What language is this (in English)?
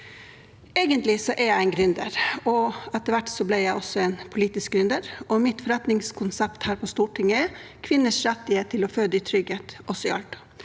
Norwegian